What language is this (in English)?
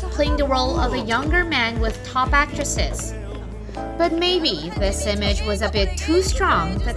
English